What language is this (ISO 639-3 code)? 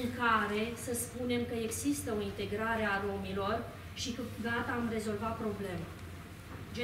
ron